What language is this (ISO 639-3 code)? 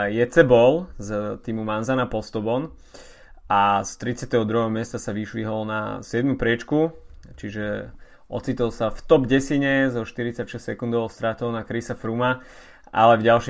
slk